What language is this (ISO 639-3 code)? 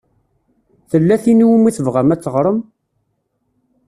kab